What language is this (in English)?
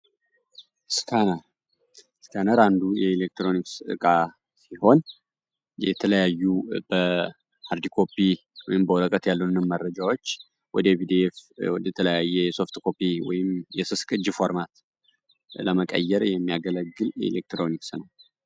Amharic